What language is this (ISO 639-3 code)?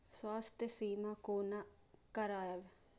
mai